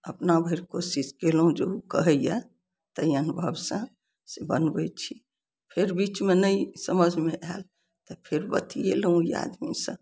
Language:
Maithili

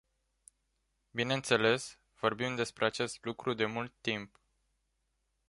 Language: Romanian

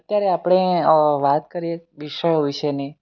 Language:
Gujarati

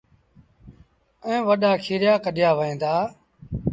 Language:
Sindhi Bhil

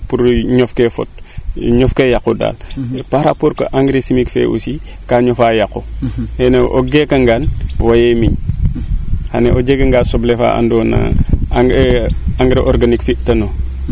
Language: Serer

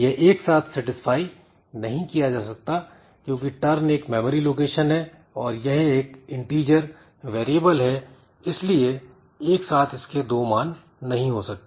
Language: Hindi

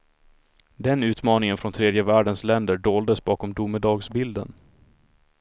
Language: Swedish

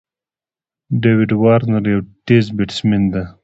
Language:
Pashto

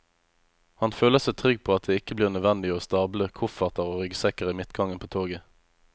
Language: Norwegian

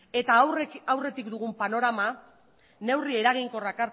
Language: Basque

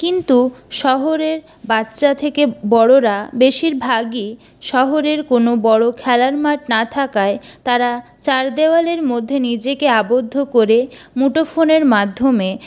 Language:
Bangla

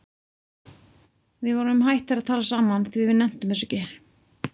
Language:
Icelandic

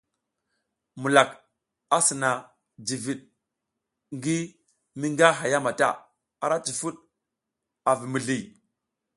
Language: South Giziga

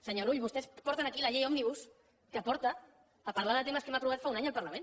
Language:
Catalan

